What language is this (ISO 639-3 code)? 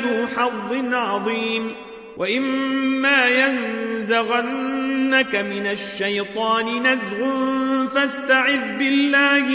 ara